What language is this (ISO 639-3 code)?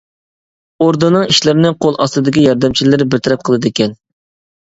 uig